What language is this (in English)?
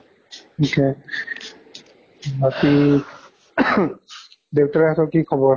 Assamese